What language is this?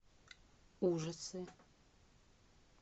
Russian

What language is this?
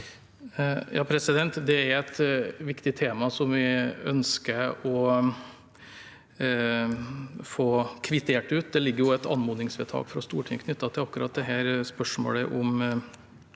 Norwegian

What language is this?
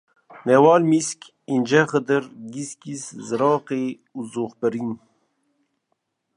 Kurdish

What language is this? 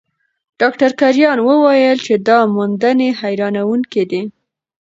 Pashto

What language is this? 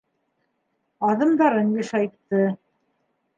Bashkir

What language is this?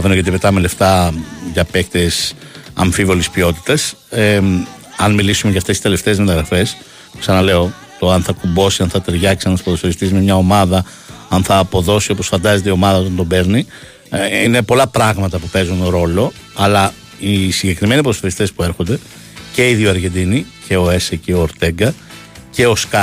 Greek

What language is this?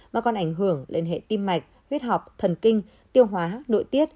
Vietnamese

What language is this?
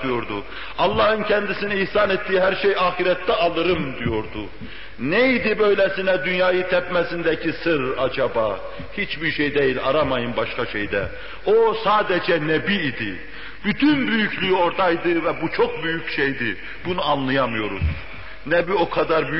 Turkish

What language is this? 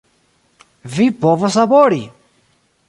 Esperanto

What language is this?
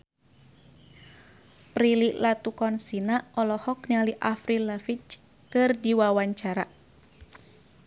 Sundanese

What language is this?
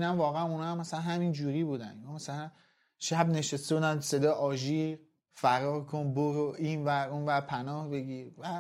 Persian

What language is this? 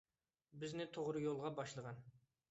Uyghur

